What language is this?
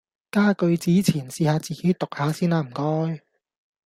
Cantonese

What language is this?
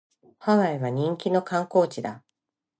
Japanese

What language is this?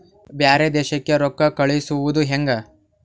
Kannada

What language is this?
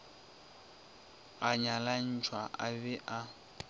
Northern Sotho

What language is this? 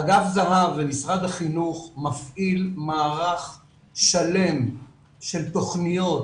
Hebrew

